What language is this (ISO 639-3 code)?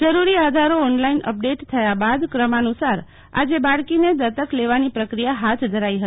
guj